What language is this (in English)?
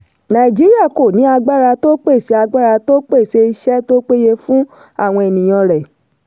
Yoruba